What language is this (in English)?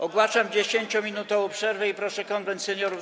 Polish